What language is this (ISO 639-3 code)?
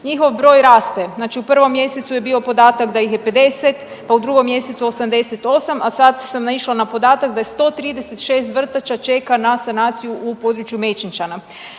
hrv